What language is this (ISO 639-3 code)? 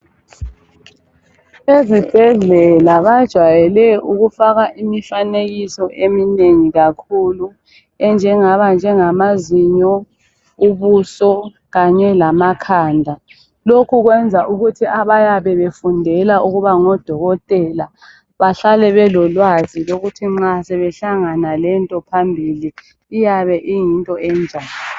nde